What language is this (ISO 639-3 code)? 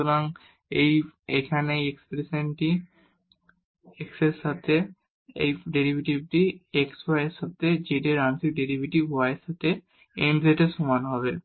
ben